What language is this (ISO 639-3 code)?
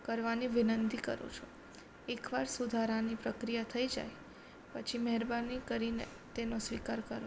guj